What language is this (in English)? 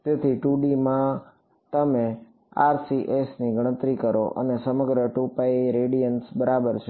Gujarati